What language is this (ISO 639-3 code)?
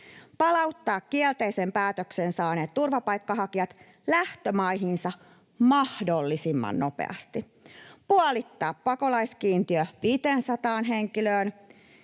fin